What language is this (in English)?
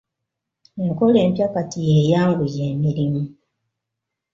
Ganda